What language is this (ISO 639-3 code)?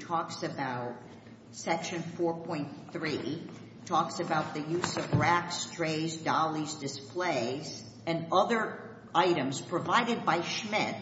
eng